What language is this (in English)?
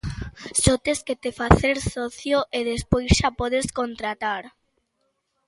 Galician